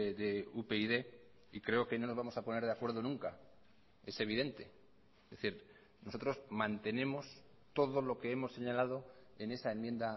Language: Spanish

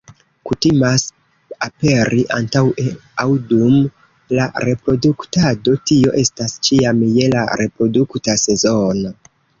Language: Esperanto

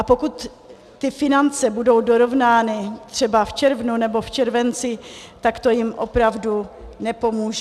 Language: Czech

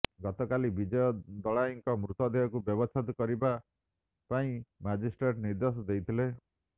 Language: Odia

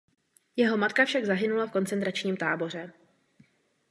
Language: Czech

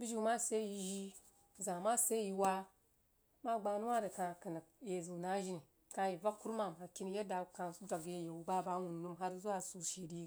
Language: Jiba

